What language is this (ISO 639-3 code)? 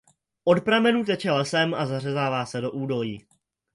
ces